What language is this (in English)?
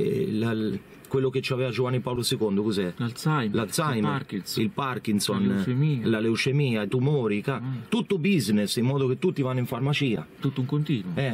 Italian